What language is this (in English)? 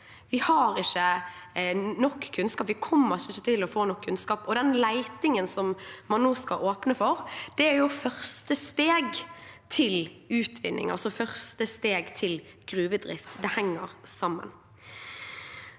Norwegian